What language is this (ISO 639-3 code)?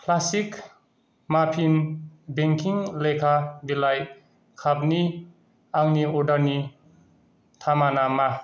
brx